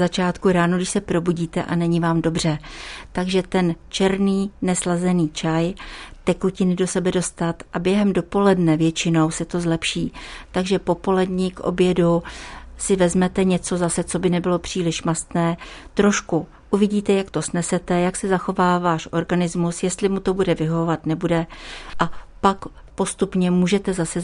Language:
Czech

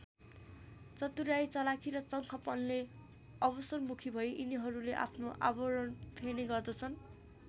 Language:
Nepali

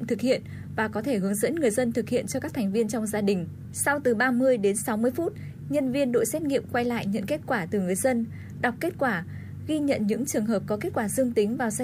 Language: Vietnamese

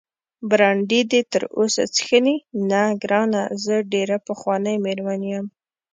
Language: Pashto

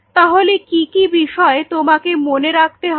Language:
Bangla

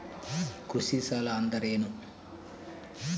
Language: Kannada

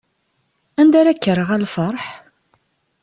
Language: Kabyle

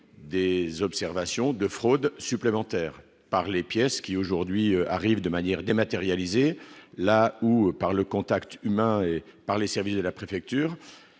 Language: French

